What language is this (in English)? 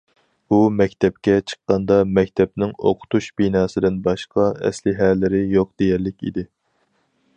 Uyghur